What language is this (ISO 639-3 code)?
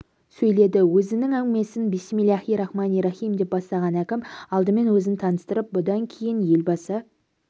kaz